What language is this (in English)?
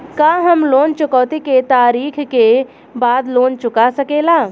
Bhojpuri